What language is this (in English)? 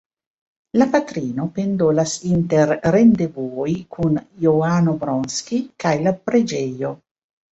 Esperanto